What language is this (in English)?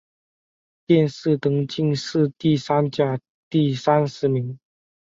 Chinese